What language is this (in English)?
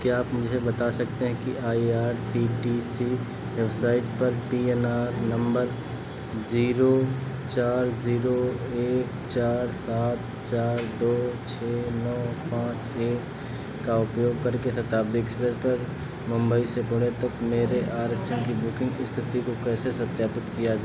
Hindi